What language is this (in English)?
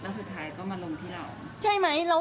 Thai